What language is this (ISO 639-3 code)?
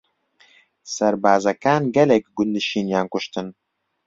ckb